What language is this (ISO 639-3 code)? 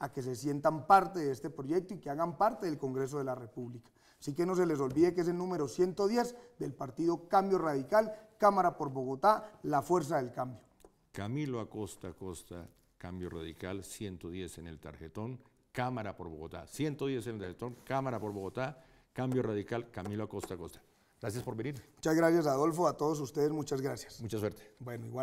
spa